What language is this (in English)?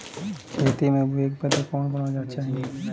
Bhojpuri